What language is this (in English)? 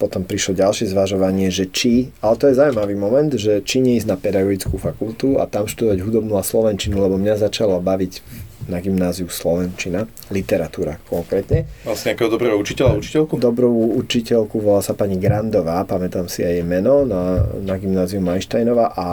Slovak